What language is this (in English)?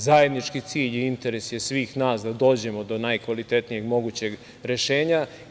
Serbian